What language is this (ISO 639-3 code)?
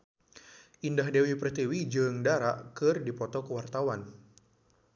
sun